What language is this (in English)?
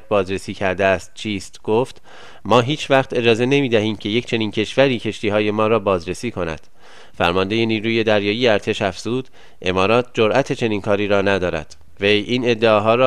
Persian